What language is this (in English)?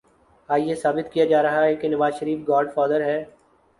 Urdu